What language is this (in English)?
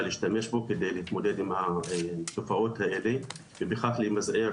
Hebrew